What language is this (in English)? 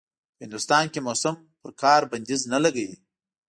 Pashto